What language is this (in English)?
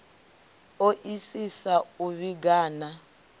Venda